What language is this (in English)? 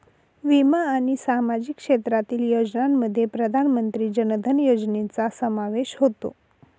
Marathi